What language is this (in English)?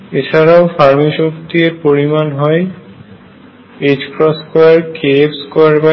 Bangla